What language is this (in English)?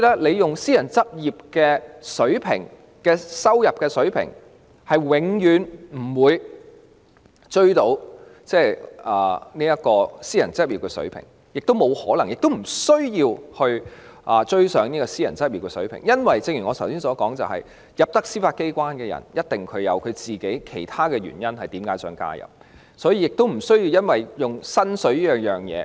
Cantonese